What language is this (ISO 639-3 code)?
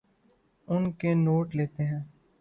urd